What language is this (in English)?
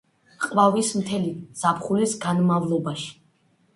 Georgian